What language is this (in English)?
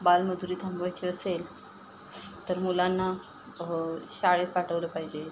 Marathi